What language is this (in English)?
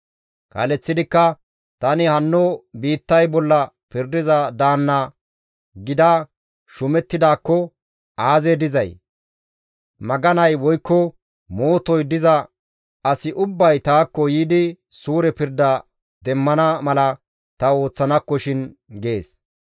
Gamo